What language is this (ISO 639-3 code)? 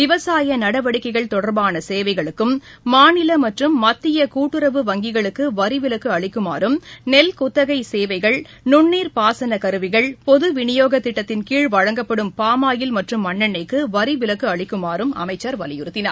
tam